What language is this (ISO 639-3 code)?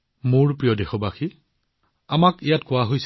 asm